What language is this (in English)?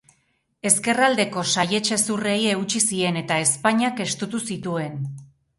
Basque